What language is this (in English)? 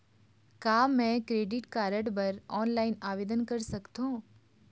Chhattisgarhi